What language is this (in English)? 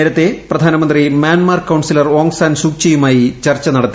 Malayalam